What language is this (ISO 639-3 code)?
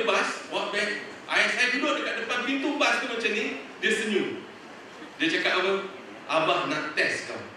msa